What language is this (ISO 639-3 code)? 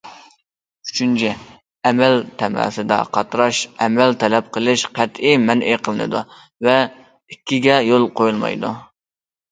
uig